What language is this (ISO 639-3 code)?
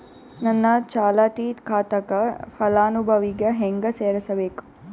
kan